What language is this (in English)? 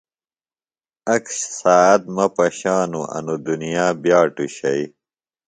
Phalura